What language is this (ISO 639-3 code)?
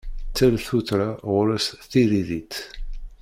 kab